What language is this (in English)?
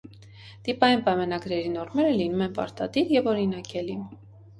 Armenian